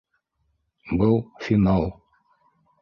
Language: Bashkir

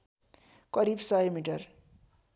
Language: Nepali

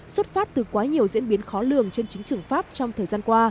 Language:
Vietnamese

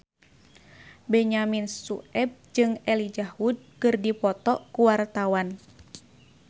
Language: Sundanese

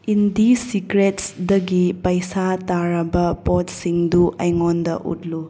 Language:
Manipuri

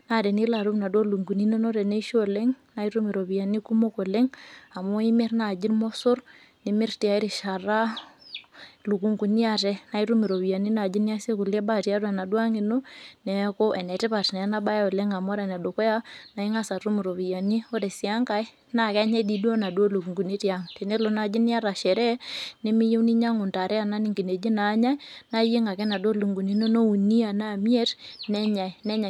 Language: Masai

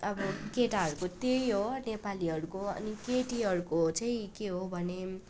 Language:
Nepali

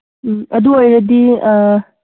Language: Manipuri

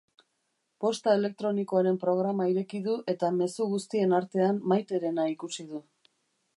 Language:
Basque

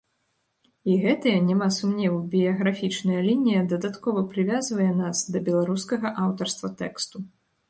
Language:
Belarusian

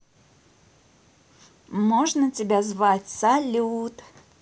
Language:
Russian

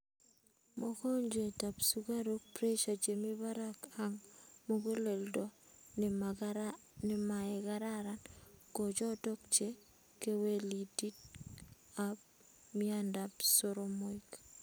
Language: Kalenjin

